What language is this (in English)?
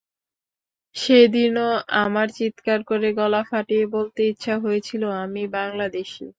Bangla